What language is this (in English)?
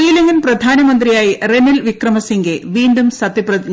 Malayalam